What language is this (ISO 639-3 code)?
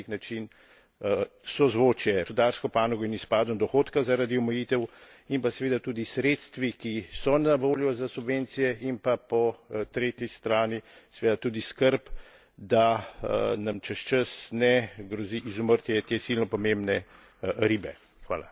slv